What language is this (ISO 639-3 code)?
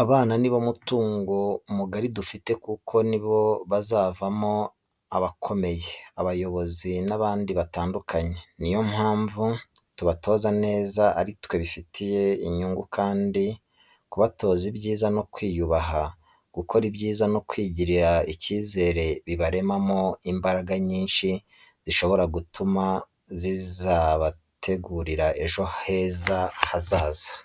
kin